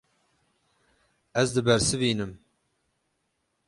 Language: Kurdish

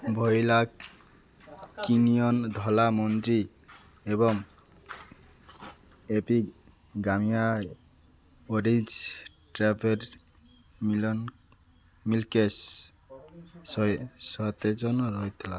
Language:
Odia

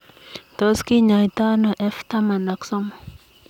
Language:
Kalenjin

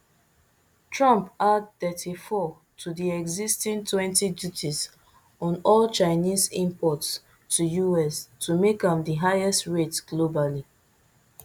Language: Nigerian Pidgin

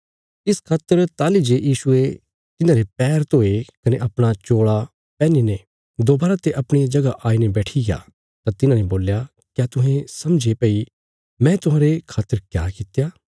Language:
Bilaspuri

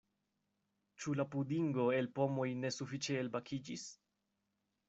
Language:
Esperanto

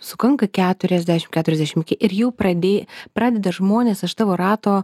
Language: Lithuanian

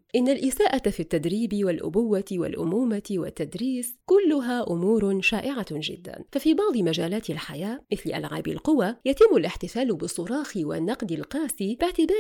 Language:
Arabic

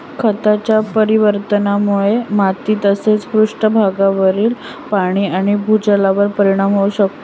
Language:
Marathi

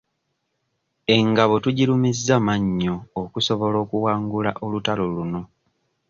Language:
Ganda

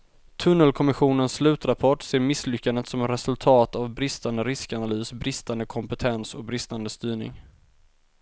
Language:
Swedish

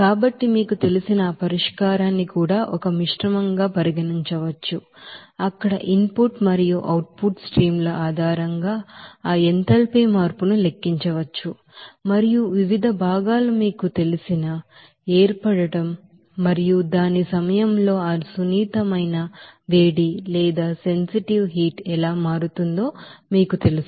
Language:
Telugu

